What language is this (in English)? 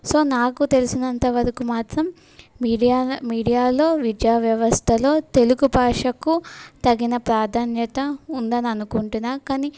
Telugu